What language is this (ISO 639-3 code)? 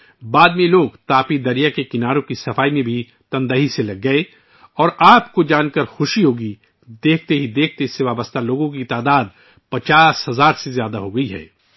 urd